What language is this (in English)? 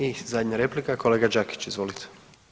Croatian